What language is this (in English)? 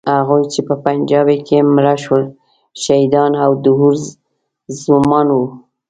Pashto